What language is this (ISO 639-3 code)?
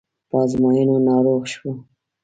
pus